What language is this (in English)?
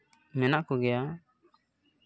Santali